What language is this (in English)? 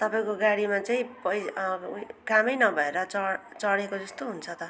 Nepali